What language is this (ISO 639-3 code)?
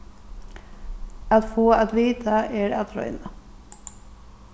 fao